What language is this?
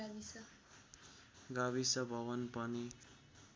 Nepali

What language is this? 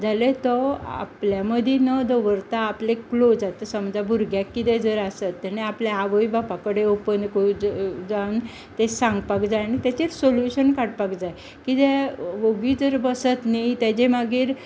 Konkani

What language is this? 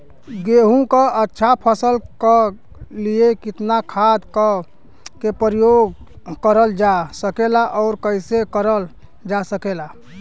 Bhojpuri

